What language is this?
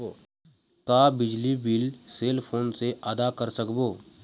Chhattisgarhi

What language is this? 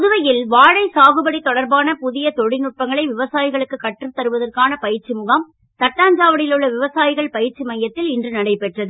Tamil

